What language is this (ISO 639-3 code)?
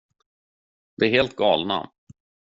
swe